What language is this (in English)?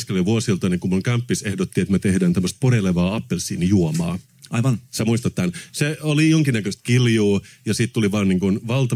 Finnish